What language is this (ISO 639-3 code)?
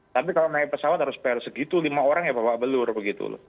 ind